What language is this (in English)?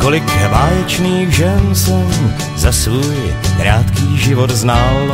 Czech